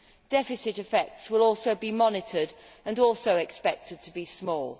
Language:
English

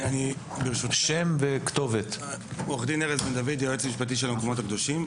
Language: Hebrew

